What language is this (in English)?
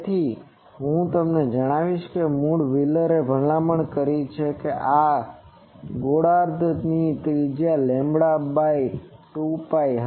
Gujarati